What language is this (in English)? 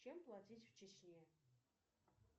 Russian